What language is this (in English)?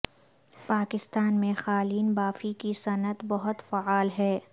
Urdu